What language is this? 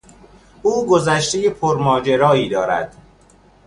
Persian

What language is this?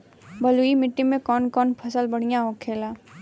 Bhojpuri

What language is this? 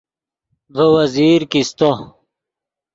Yidgha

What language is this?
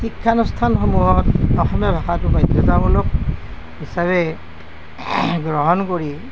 Assamese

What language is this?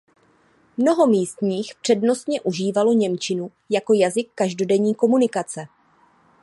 Czech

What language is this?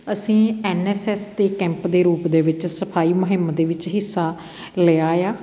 Punjabi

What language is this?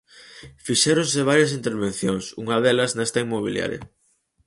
Galician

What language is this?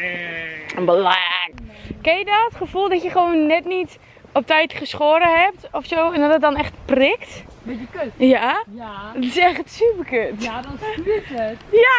Dutch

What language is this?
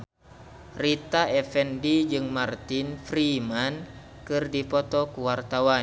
Sundanese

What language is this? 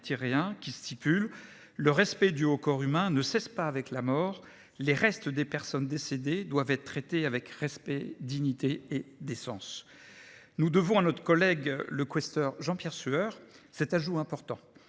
French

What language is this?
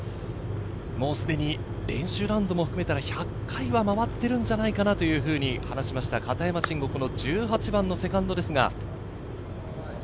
Japanese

